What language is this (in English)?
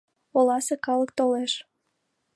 Mari